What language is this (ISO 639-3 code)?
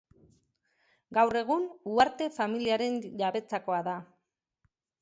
eus